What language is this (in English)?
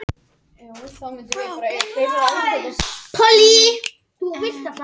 Icelandic